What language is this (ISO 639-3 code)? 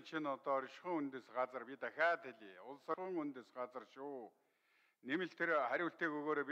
tur